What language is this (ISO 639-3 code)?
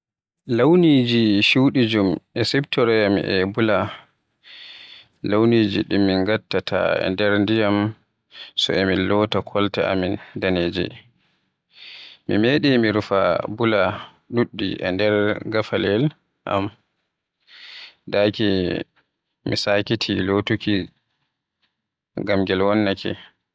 fuh